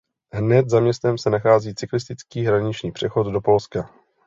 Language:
Czech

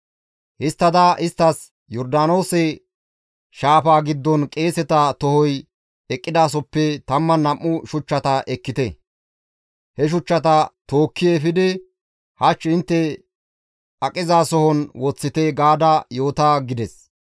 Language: Gamo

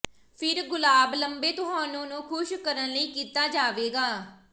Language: Punjabi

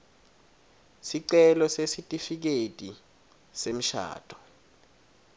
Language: Swati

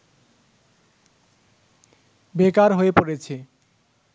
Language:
Bangla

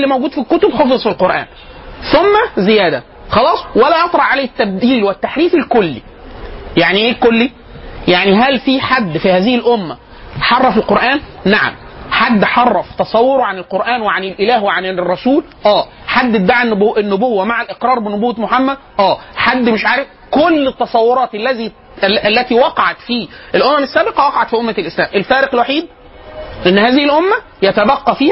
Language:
Arabic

